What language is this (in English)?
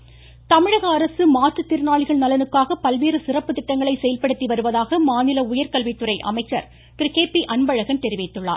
Tamil